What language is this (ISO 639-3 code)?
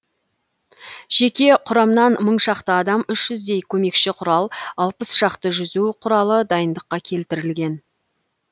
kaz